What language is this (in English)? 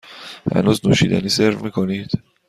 Persian